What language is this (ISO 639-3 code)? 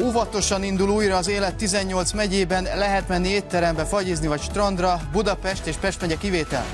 hun